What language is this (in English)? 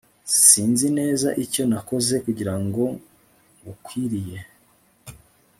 Kinyarwanda